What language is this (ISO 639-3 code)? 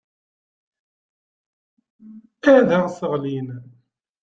kab